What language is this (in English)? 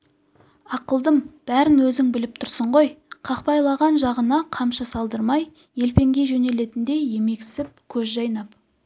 Kazakh